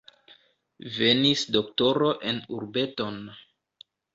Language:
Esperanto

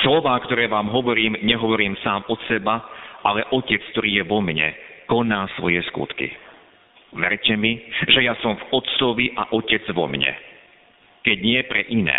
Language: Slovak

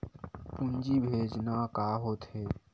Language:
Chhattisgarhi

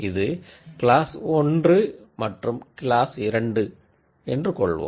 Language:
Tamil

